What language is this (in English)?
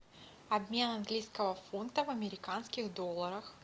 Russian